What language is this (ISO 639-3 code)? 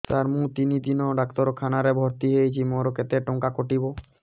ori